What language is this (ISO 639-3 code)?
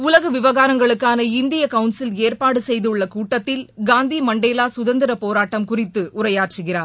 tam